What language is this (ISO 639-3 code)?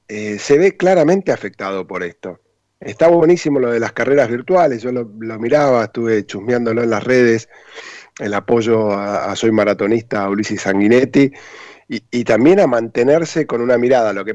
spa